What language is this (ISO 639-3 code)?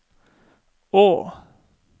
nor